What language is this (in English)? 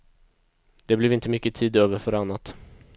Swedish